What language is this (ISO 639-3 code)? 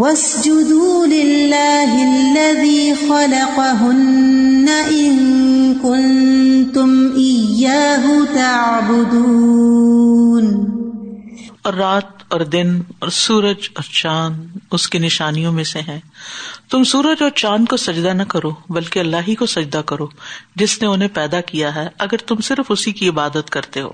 urd